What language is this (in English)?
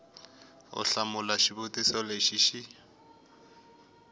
Tsonga